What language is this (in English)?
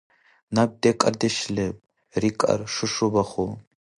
Dargwa